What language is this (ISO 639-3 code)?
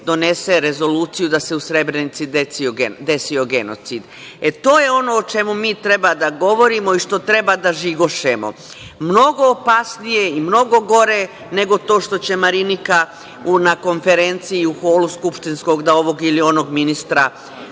srp